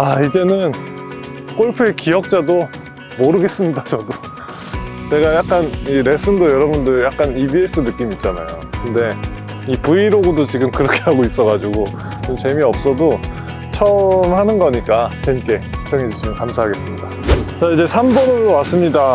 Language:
Korean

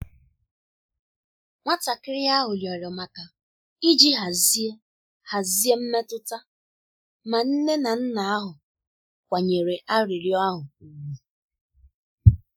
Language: Igbo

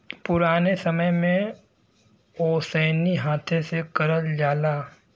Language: Bhojpuri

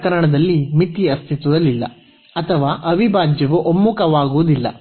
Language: Kannada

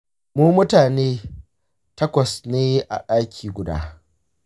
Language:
Hausa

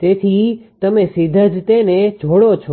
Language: Gujarati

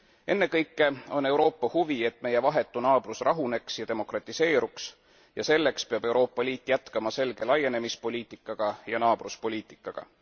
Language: Estonian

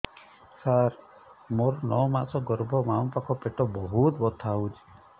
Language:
Odia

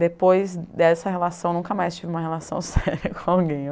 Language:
Portuguese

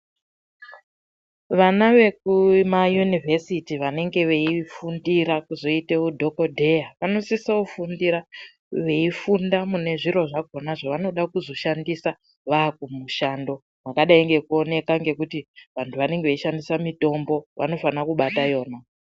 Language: Ndau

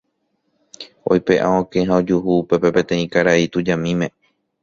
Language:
Guarani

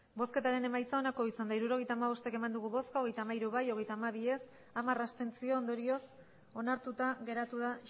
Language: Basque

